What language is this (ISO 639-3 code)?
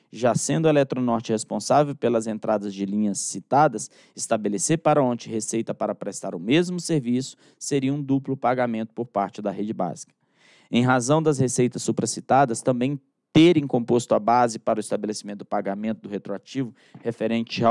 por